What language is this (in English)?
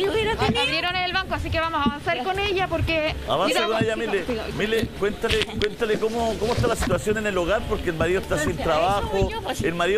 Spanish